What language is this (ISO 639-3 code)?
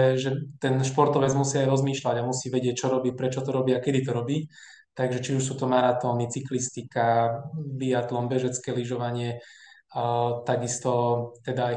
slk